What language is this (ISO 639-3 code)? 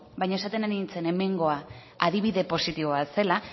eus